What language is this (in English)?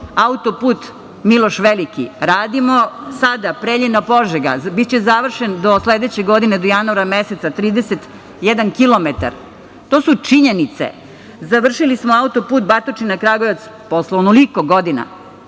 Serbian